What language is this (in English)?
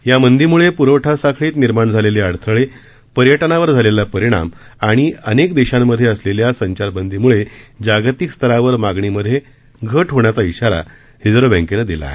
Marathi